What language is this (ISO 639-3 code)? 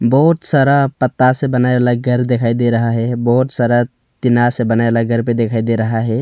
hin